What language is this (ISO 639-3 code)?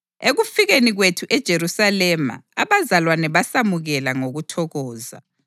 nde